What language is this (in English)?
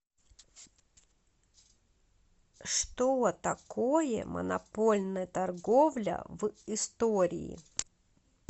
Russian